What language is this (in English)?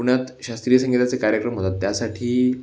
Marathi